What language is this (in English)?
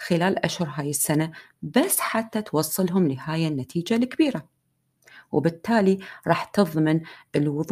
Arabic